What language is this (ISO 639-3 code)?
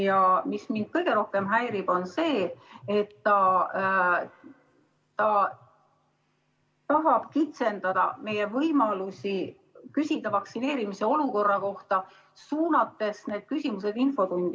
est